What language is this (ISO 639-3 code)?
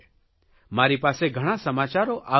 guj